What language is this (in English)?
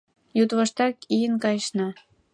Mari